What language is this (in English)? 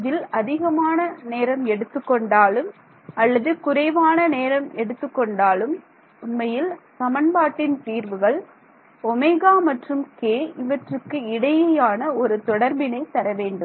Tamil